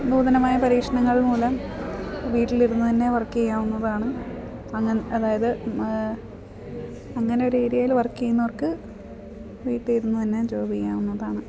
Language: Malayalam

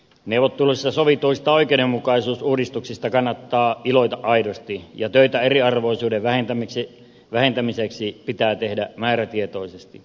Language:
Finnish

